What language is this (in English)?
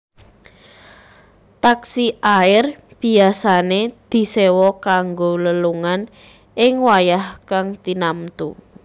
Javanese